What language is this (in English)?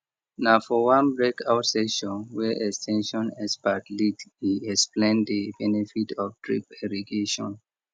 Nigerian Pidgin